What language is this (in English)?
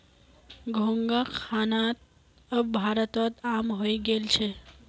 Magahi